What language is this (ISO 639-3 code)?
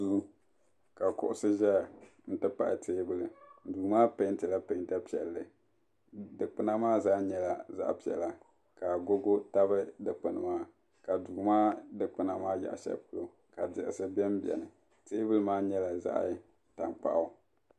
dag